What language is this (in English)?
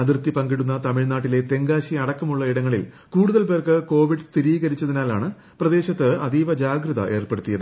Malayalam